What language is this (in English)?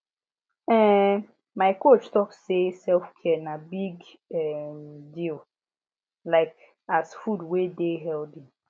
Nigerian Pidgin